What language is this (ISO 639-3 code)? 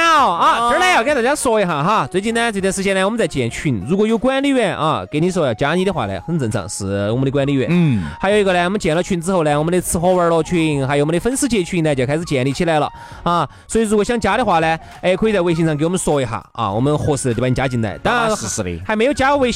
zho